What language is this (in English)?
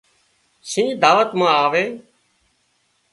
Wadiyara Koli